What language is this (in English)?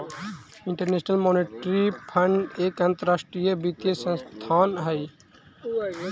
Magahi